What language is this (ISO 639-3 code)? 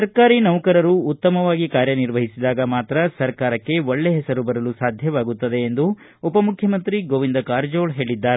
kan